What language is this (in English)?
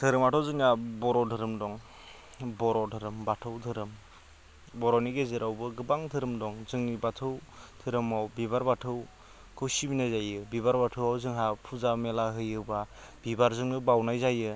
Bodo